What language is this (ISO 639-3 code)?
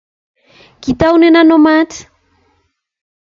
kln